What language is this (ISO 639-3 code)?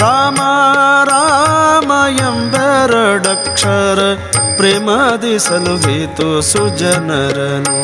kan